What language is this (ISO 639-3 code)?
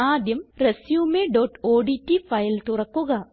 mal